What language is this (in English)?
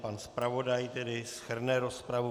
Czech